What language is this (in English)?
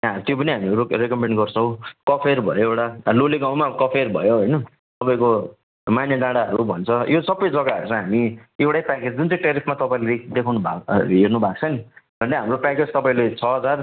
Nepali